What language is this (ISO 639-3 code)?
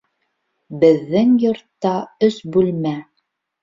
bak